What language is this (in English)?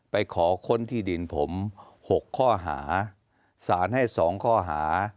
Thai